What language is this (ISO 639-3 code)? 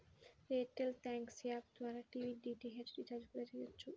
tel